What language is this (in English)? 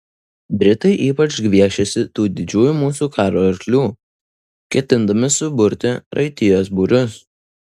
Lithuanian